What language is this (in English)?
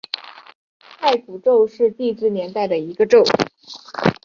Chinese